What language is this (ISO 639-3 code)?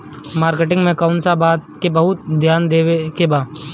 bho